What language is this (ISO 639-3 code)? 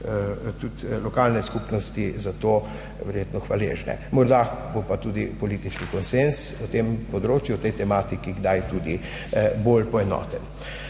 slv